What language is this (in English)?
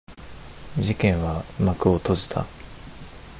Japanese